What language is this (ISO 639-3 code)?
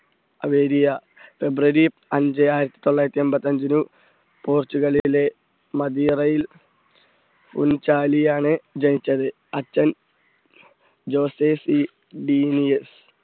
mal